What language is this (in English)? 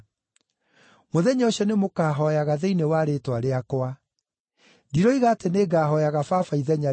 Kikuyu